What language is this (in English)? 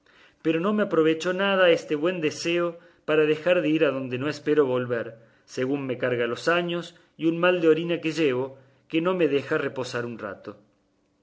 Spanish